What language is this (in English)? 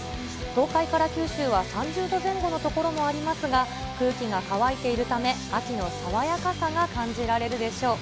Japanese